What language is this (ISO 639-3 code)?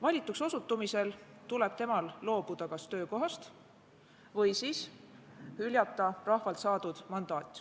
est